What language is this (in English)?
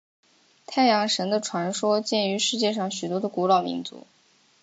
Chinese